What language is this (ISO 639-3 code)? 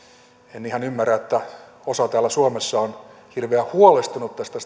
fin